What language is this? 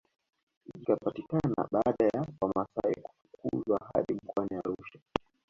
Swahili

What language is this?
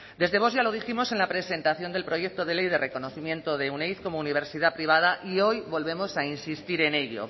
Spanish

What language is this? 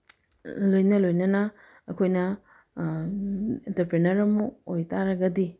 Manipuri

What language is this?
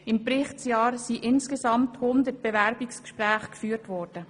Swiss German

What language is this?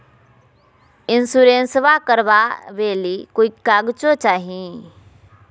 Magahi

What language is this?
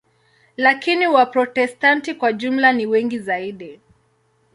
Swahili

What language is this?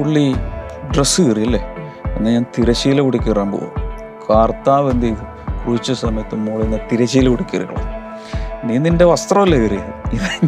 Malayalam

